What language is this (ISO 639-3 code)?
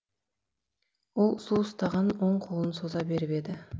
kaz